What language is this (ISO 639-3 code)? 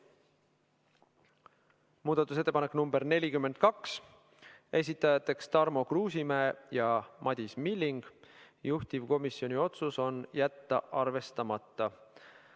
est